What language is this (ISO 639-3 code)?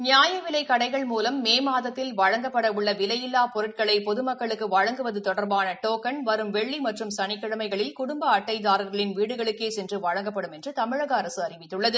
tam